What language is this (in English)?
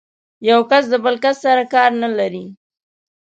Pashto